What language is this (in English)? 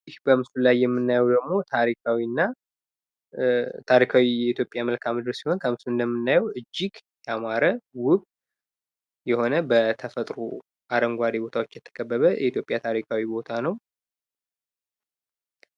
Amharic